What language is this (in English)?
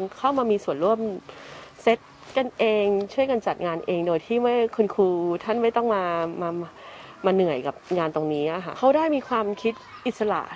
Thai